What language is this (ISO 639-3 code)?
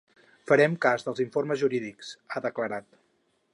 cat